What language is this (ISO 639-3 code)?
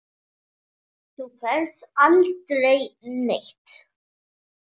isl